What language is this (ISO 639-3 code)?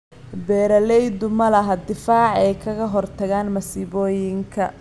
som